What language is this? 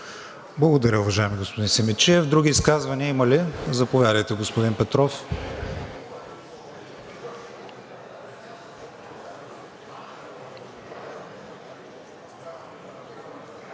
Bulgarian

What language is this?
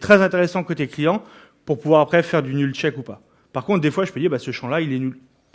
French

